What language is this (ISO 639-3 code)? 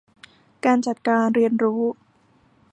tha